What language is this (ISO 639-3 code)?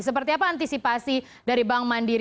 ind